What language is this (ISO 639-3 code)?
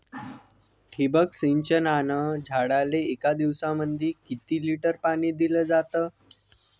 mar